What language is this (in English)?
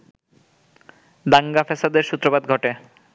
Bangla